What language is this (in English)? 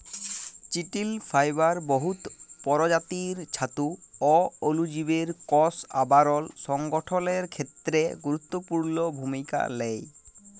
Bangla